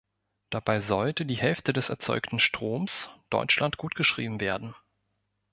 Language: German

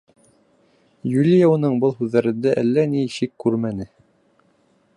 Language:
Bashkir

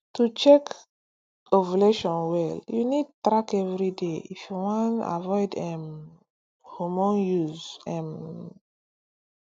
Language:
Nigerian Pidgin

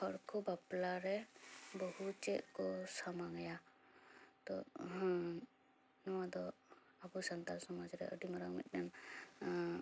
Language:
Santali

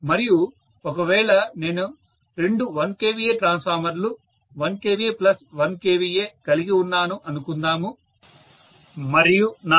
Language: Telugu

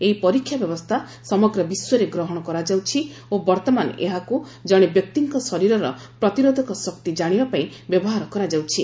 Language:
Odia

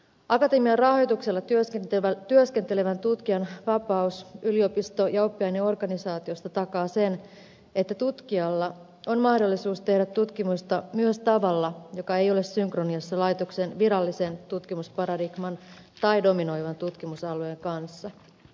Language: Finnish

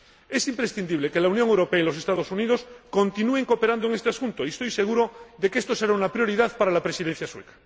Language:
Spanish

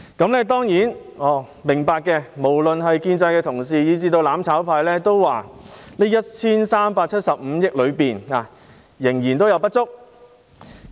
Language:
Cantonese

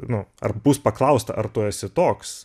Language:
Lithuanian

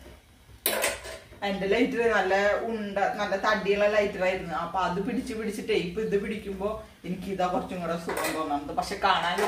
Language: Malayalam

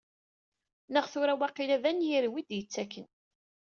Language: Kabyle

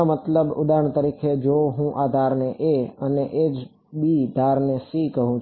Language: Gujarati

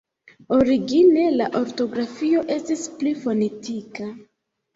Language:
Esperanto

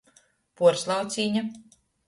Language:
Latgalian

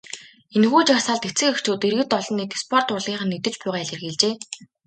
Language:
Mongolian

